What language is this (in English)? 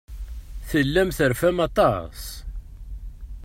Kabyle